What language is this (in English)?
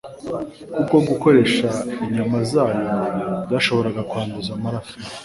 Kinyarwanda